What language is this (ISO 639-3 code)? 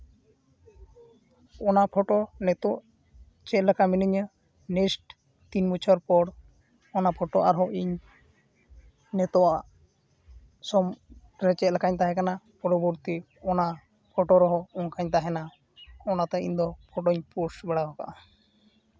sat